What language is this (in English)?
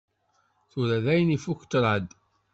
Kabyle